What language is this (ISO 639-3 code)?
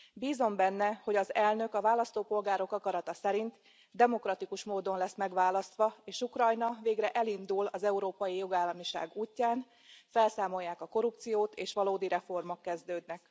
hun